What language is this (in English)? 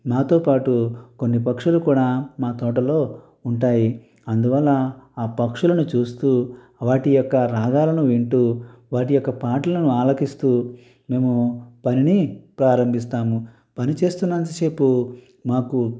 Telugu